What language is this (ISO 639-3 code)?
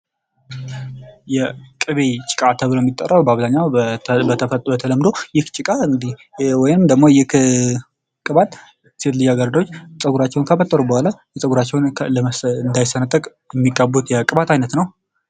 amh